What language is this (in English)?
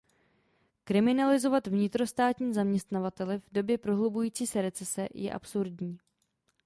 Czech